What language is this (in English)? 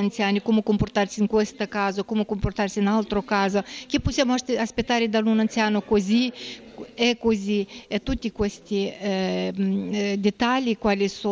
Italian